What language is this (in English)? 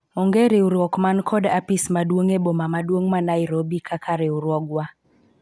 Luo (Kenya and Tanzania)